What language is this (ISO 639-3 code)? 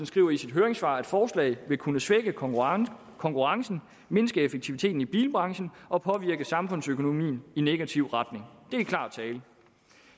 dan